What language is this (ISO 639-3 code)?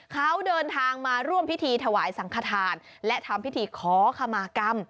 tha